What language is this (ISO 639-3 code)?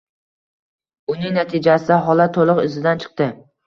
uzb